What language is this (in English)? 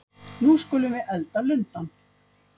Icelandic